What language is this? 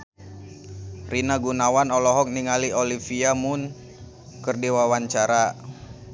Sundanese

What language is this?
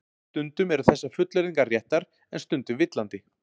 Icelandic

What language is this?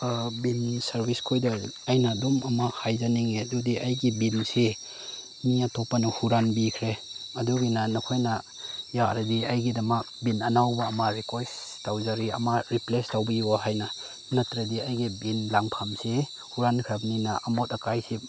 Manipuri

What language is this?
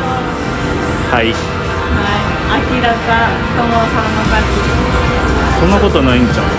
Japanese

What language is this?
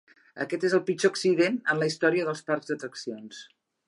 Catalan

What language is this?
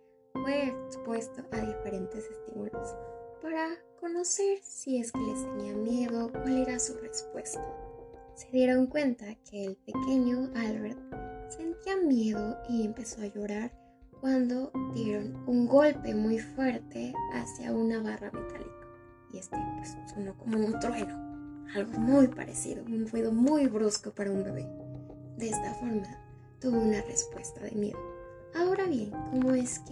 Spanish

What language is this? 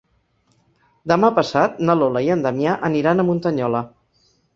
Catalan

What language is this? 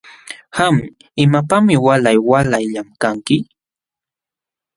Jauja Wanca Quechua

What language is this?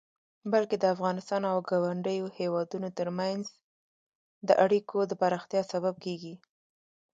Pashto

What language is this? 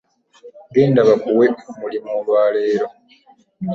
Ganda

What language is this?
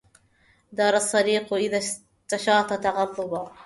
Arabic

